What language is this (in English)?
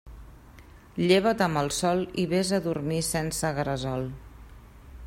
Catalan